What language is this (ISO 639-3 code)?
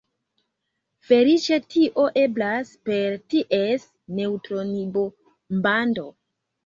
epo